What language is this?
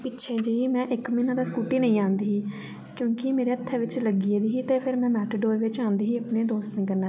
Dogri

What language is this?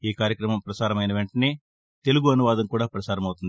Telugu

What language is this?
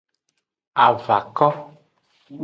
Aja (Benin)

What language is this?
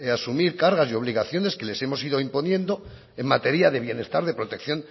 Spanish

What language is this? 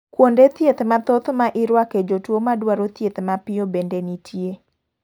Luo (Kenya and Tanzania)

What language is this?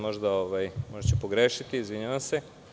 Serbian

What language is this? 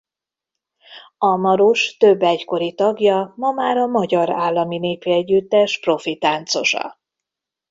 Hungarian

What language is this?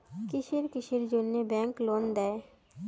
Bangla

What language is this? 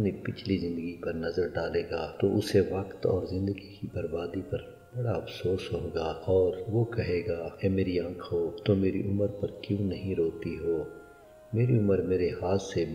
Hindi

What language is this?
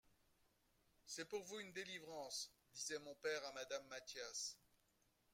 French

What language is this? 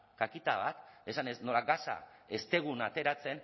Basque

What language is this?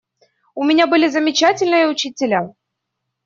Russian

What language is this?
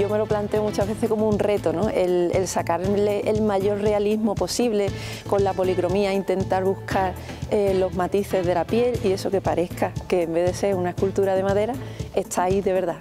Spanish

